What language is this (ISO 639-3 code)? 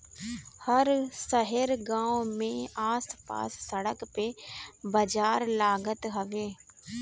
bho